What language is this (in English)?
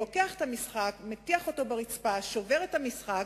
Hebrew